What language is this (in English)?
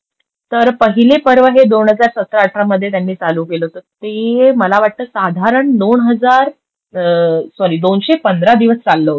Marathi